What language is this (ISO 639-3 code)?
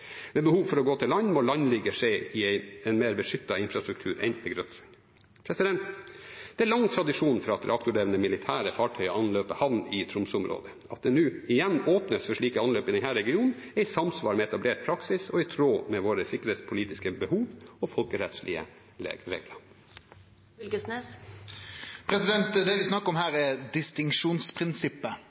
nor